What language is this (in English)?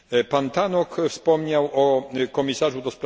Polish